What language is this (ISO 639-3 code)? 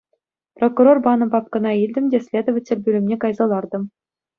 chv